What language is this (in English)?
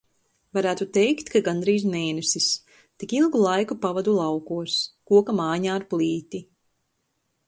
Latvian